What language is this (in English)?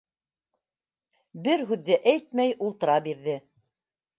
Bashkir